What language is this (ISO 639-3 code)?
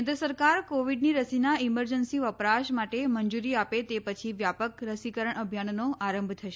guj